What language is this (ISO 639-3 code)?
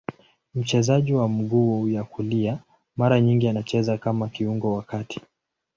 swa